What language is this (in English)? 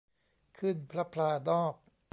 Thai